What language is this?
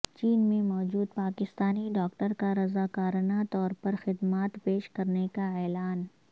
Urdu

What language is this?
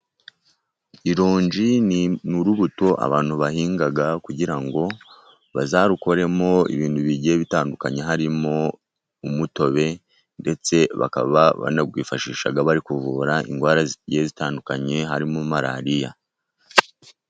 Kinyarwanda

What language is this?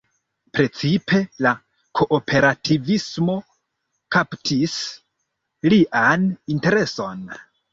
Esperanto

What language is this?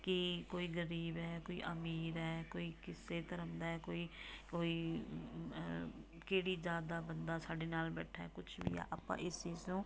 Punjabi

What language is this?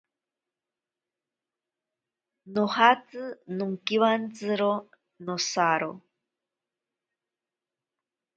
Ashéninka Perené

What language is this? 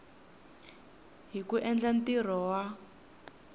Tsonga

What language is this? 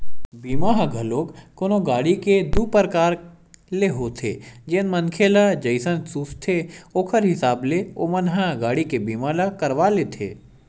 Chhattisgarhi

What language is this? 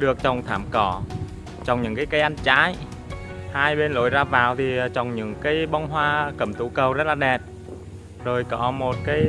Vietnamese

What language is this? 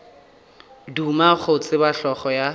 Northern Sotho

